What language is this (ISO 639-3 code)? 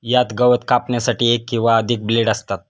mar